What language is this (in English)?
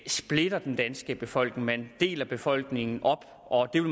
Danish